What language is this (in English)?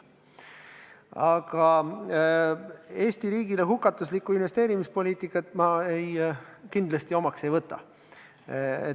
Estonian